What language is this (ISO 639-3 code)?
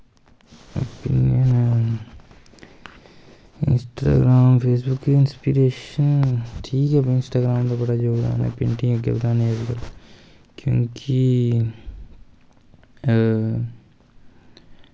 doi